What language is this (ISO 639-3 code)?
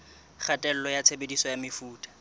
sot